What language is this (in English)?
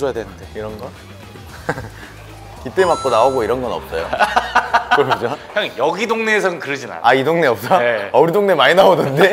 Korean